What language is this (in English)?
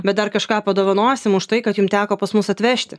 Lithuanian